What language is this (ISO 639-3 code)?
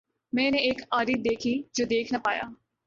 urd